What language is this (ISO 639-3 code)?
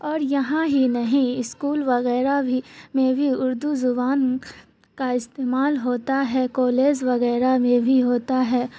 urd